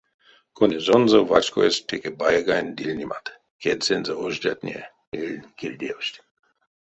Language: Erzya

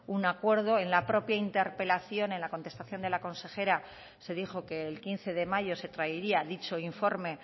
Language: Spanish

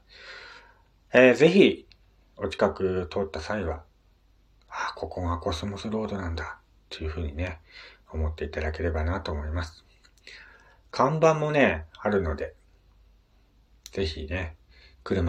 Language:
Japanese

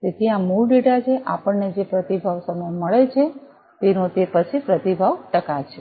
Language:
Gujarati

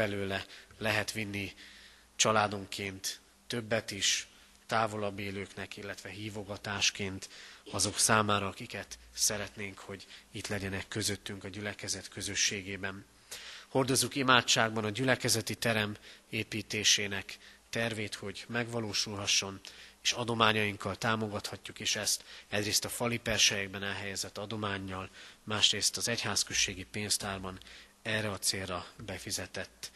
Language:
Hungarian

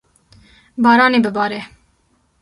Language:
Kurdish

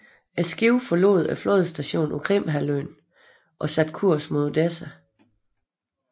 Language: Danish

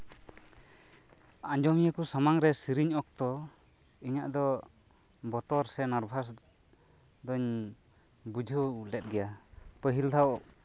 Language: Santali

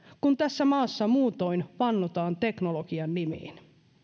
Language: Finnish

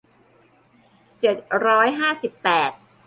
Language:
Thai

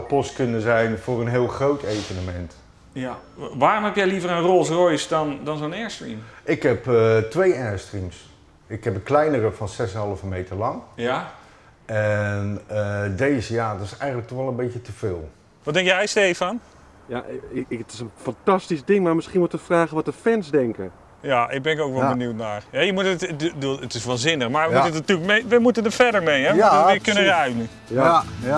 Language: Dutch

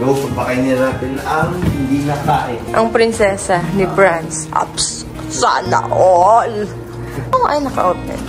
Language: Filipino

